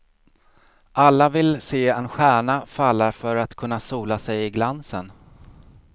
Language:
Swedish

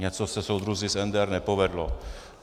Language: Czech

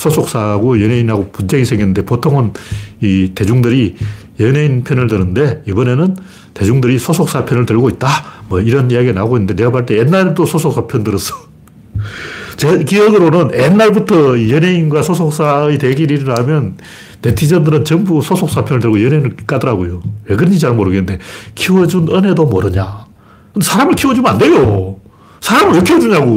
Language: Korean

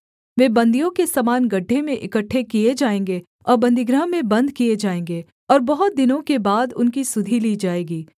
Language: Hindi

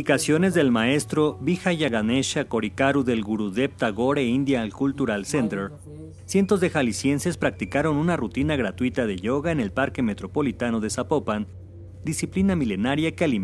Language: Spanish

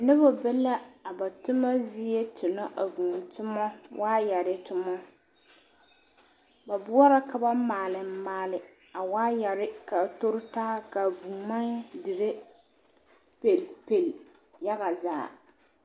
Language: Southern Dagaare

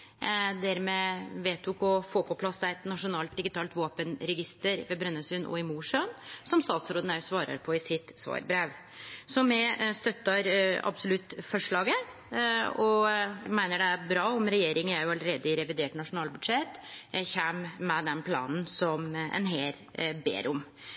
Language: Norwegian Nynorsk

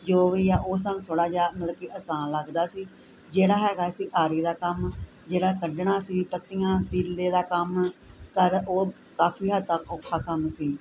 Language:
Punjabi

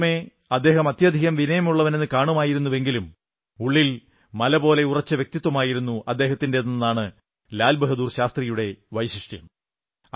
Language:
Malayalam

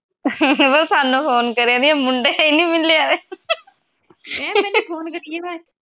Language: Punjabi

